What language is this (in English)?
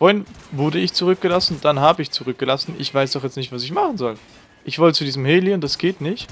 German